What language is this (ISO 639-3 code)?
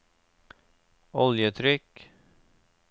nor